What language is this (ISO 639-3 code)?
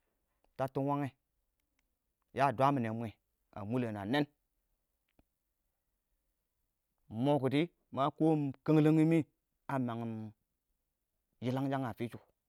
awo